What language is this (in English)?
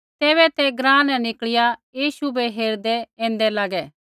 Kullu Pahari